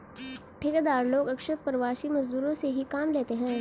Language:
Hindi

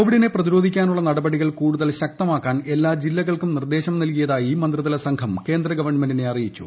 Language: Malayalam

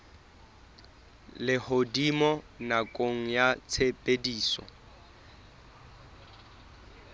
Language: Southern Sotho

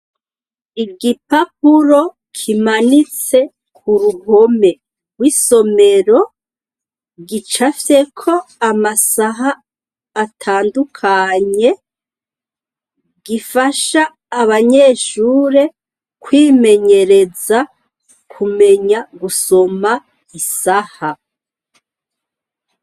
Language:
Rundi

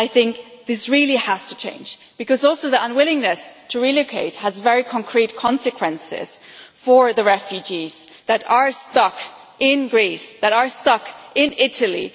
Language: English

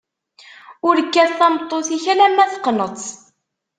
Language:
Kabyle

